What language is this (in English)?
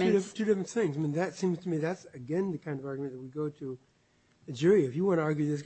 English